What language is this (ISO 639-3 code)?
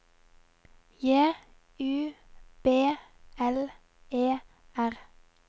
nor